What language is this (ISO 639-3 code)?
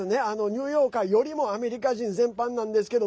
jpn